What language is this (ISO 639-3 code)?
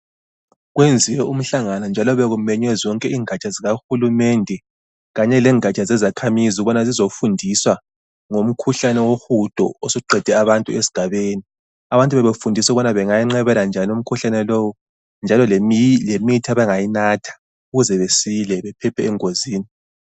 nde